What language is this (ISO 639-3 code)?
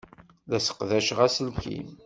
kab